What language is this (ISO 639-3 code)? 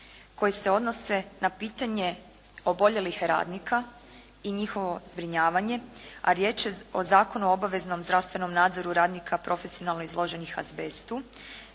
hrv